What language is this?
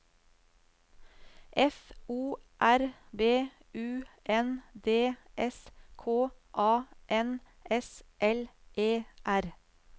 Norwegian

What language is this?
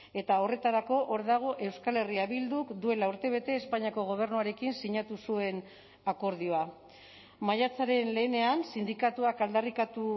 Basque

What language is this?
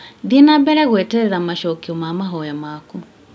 Kikuyu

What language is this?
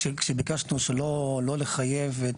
Hebrew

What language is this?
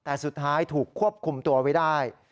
Thai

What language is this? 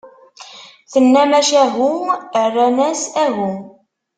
Kabyle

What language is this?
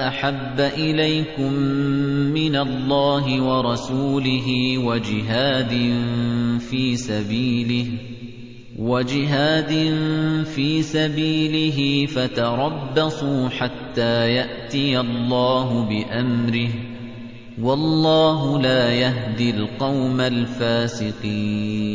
Arabic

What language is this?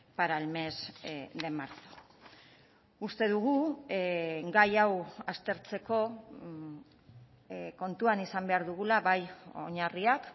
Basque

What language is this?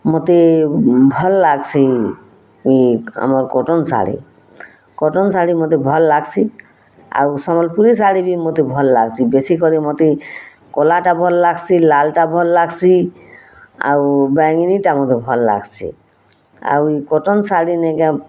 Odia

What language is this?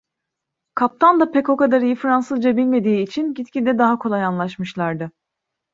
Turkish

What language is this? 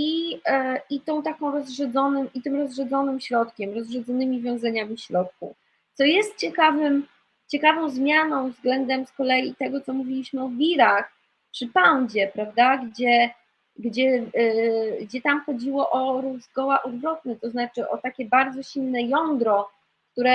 Polish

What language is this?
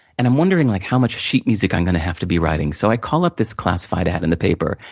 English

